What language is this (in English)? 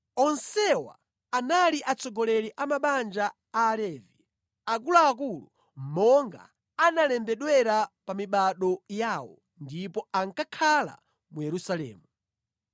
Nyanja